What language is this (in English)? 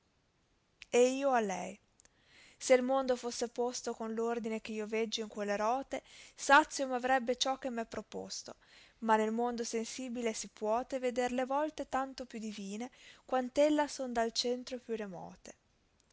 Italian